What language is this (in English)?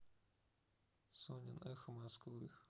Russian